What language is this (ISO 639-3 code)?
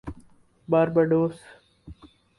urd